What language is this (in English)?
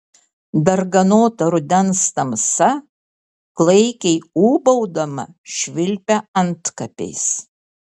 Lithuanian